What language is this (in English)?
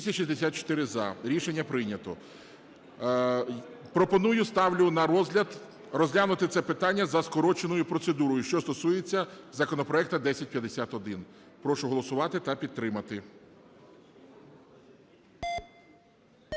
Ukrainian